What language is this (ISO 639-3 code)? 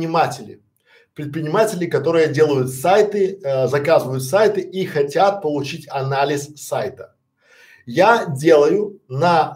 rus